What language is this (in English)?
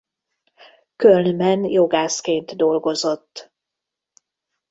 Hungarian